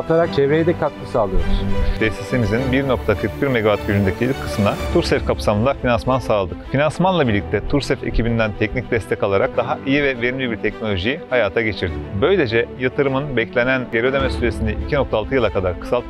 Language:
Turkish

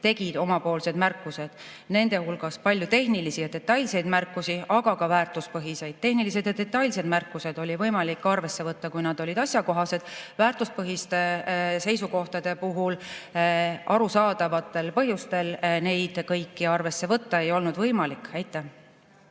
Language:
Estonian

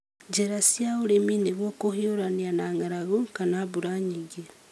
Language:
Kikuyu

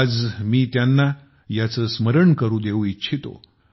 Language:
Marathi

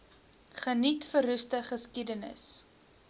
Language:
Afrikaans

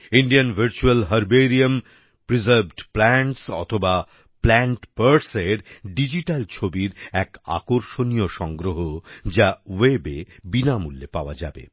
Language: Bangla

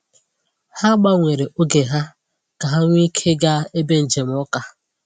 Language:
Igbo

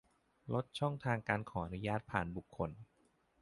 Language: Thai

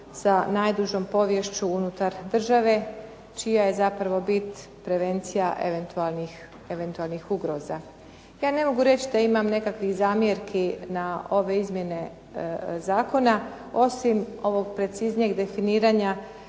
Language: Croatian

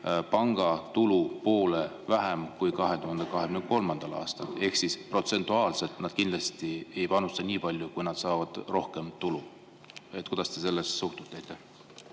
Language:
Estonian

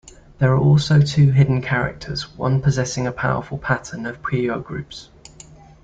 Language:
English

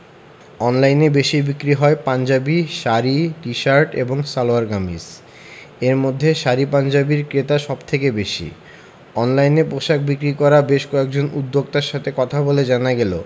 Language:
Bangla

